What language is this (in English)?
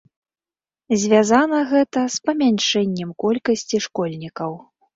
Belarusian